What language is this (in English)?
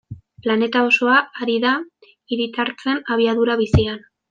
Basque